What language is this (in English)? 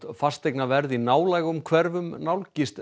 Icelandic